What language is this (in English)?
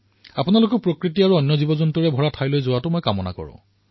Assamese